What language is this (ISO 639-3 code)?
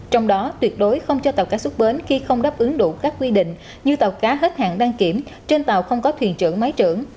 vie